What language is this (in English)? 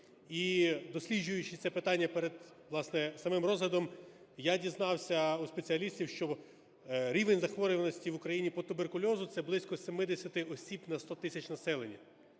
Ukrainian